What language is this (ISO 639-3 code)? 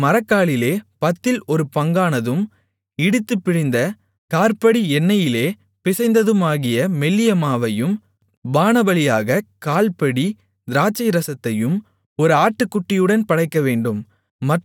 tam